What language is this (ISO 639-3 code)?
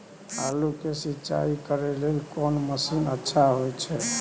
mai